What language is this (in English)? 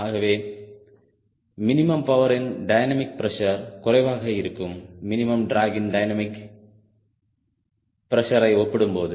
Tamil